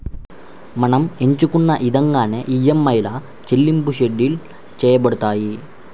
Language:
Telugu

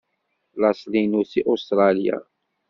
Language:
Kabyle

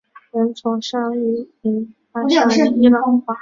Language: Chinese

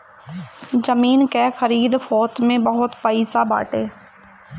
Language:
Bhojpuri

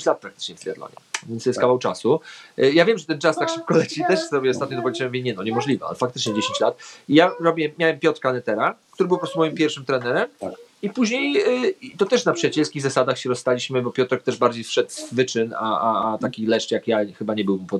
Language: Polish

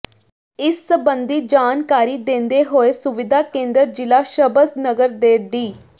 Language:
Punjabi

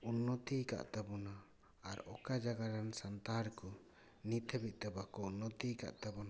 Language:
Santali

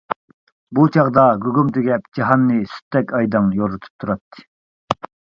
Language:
Uyghur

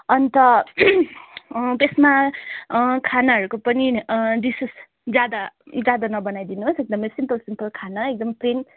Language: Nepali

